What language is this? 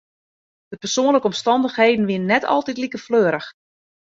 Western Frisian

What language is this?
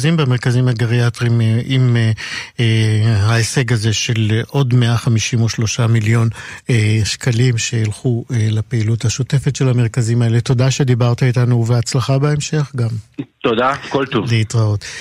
Hebrew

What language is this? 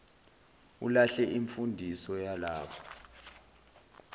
Zulu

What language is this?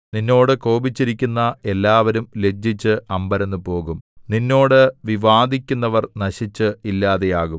Malayalam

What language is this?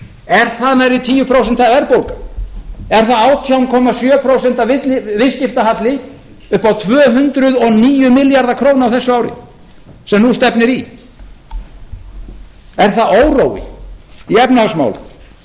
Icelandic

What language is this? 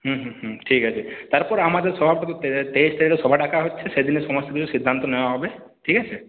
Bangla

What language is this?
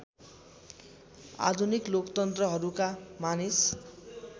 Nepali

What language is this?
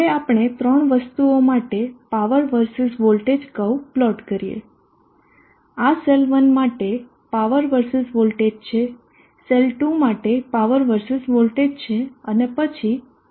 Gujarati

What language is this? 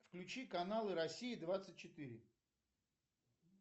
Russian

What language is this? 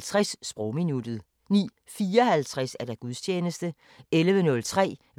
Danish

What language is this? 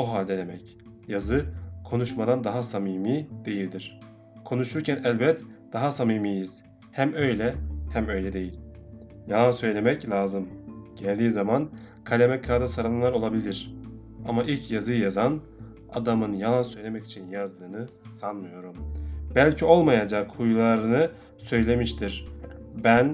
Turkish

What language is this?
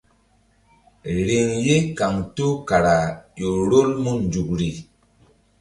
Mbum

